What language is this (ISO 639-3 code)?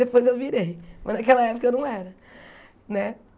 por